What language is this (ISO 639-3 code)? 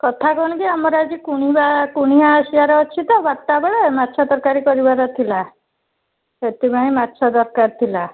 ori